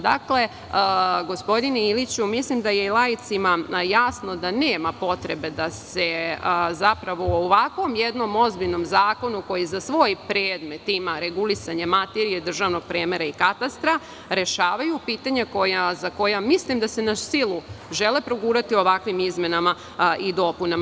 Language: Serbian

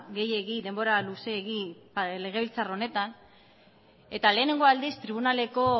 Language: Basque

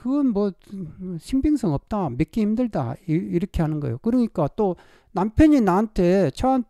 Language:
Korean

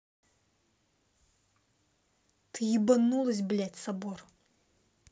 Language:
Russian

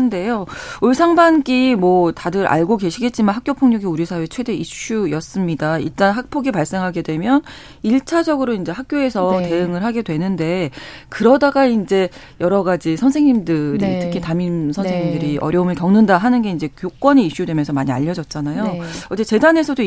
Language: Korean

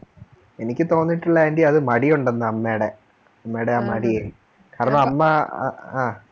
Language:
Malayalam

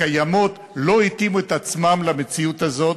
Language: Hebrew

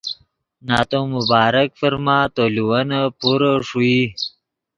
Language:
Yidgha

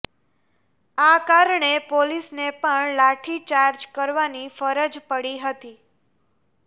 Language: Gujarati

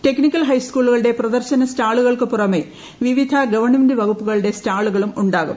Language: Malayalam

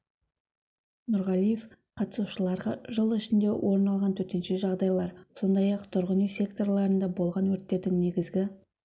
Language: Kazakh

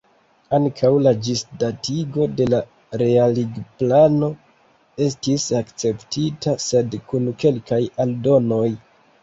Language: Esperanto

